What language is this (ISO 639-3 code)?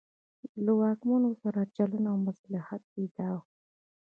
pus